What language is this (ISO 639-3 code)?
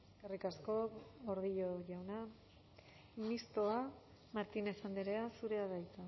eus